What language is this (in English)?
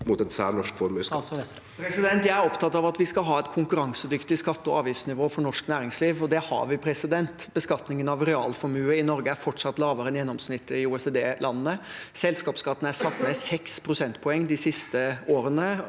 Norwegian